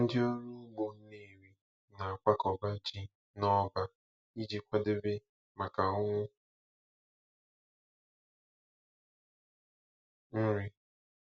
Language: Igbo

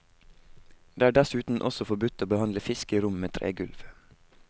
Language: Norwegian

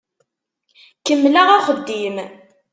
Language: Kabyle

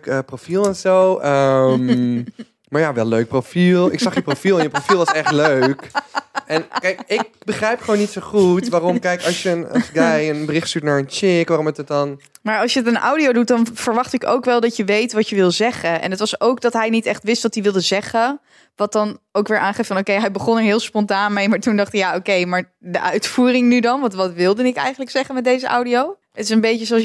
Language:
Dutch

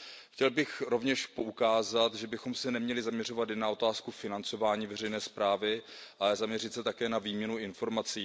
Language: Czech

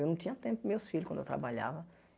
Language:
Portuguese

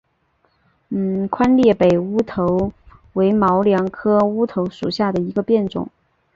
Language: Chinese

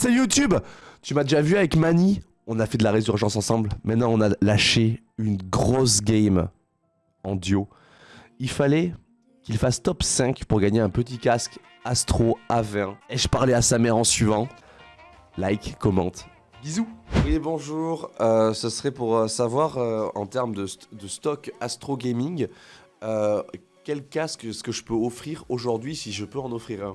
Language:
French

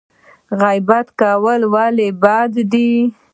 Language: Pashto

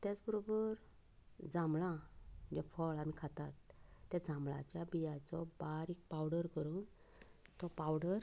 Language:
Konkani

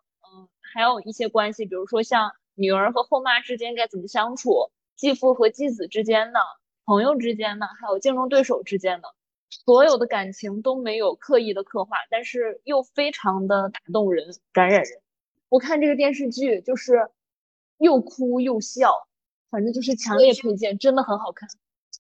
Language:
Chinese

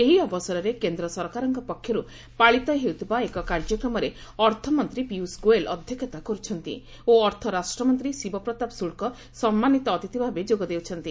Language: Odia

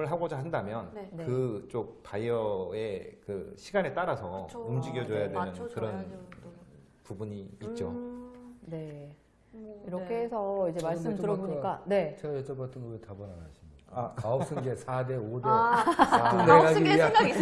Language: Korean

